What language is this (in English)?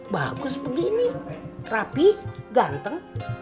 Indonesian